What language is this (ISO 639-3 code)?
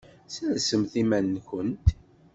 kab